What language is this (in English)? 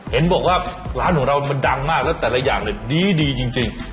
Thai